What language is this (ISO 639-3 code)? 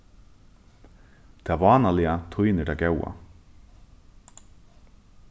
fao